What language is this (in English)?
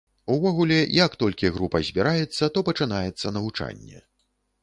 Belarusian